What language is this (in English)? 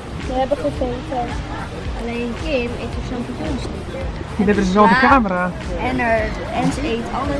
Dutch